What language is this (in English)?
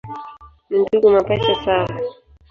Swahili